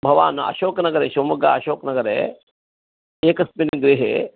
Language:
Sanskrit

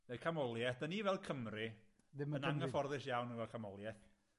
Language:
Welsh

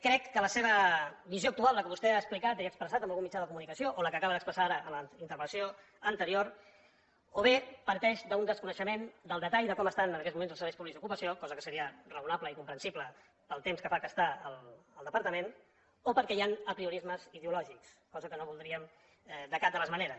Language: Catalan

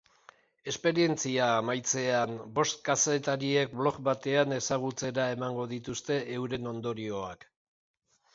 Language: Basque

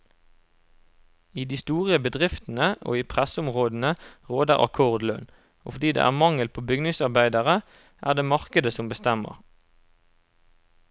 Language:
Norwegian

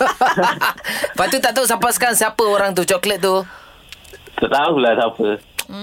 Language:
Malay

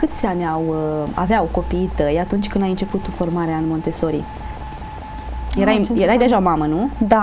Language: Romanian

